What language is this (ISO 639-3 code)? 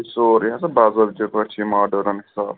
kas